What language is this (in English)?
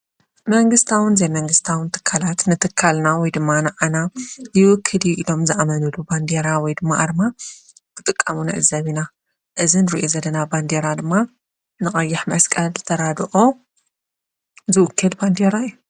Tigrinya